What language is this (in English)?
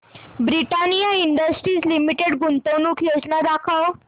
Marathi